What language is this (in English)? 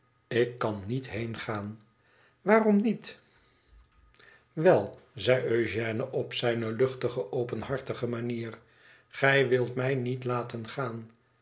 Dutch